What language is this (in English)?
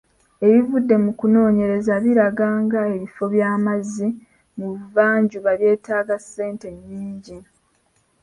Ganda